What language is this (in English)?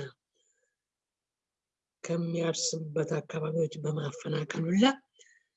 Turkish